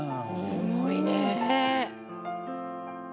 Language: Japanese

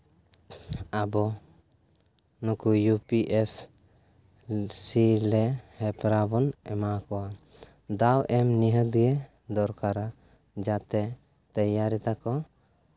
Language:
Santali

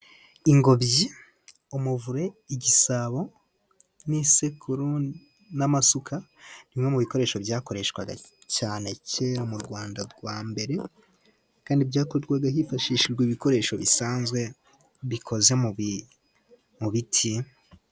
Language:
Kinyarwanda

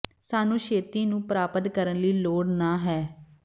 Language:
Punjabi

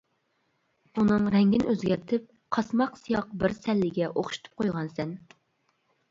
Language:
Uyghur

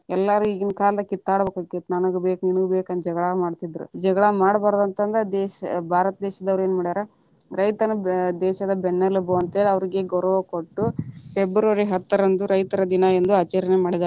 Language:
Kannada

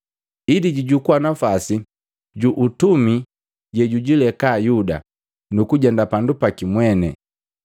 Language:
Matengo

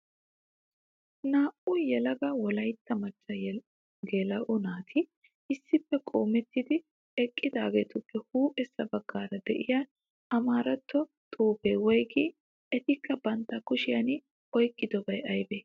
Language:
Wolaytta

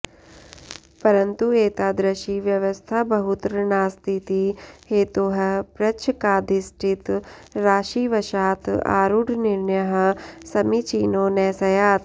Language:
Sanskrit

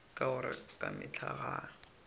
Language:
Northern Sotho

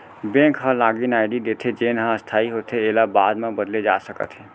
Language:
Chhattisgarhi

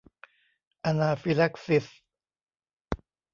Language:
Thai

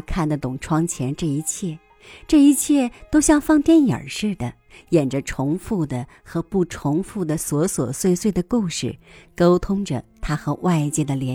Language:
Chinese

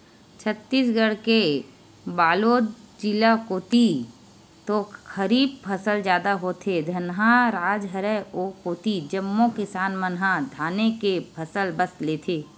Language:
Chhattisgarhi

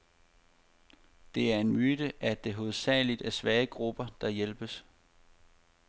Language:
Danish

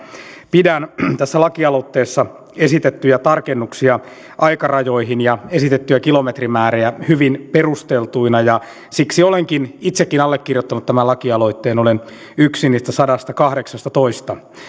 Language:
Finnish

